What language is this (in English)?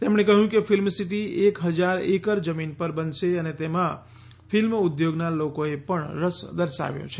Gujarati